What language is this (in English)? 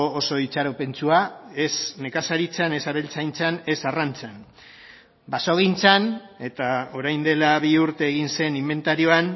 Basque